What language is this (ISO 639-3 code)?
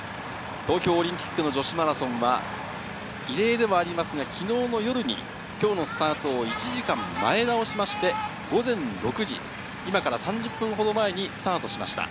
jpn